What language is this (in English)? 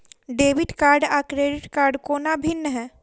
Maithili